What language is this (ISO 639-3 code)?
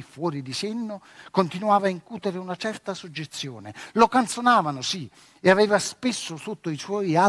ita